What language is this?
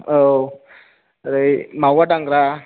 Bodo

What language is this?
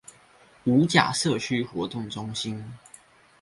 Chinese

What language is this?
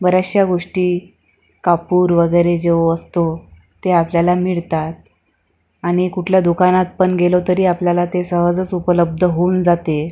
Marathi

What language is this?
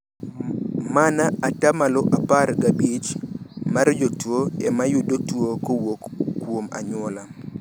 Luo (Kenya and Tanzania)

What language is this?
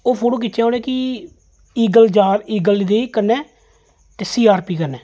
Dogri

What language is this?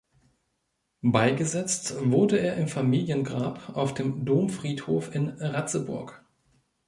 German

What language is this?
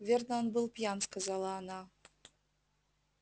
Russian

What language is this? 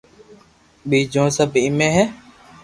Loarki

